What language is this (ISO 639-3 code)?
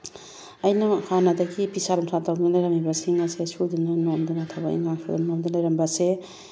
mni